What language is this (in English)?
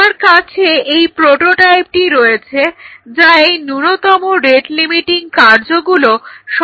Bangla